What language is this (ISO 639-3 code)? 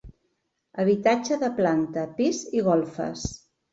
cat